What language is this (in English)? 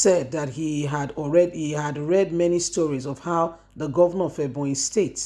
English